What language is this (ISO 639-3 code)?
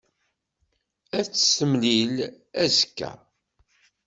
kab